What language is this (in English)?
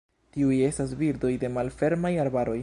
Esperanto